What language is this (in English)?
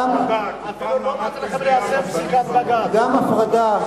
Hebrew